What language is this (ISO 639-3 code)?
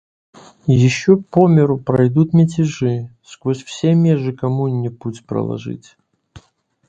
rus